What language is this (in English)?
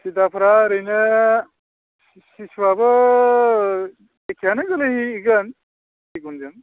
Bodo